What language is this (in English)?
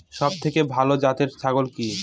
Bangla